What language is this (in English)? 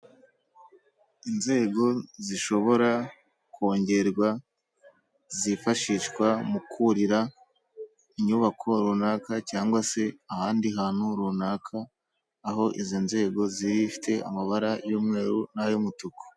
Kinyarwanda